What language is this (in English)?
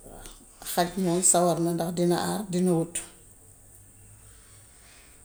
Gambian Wolof